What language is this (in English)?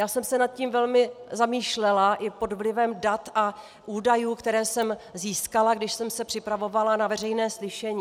Czech